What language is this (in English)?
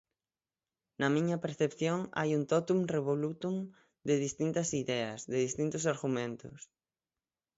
Galician